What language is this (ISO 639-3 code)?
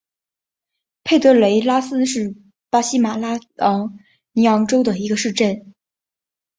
zho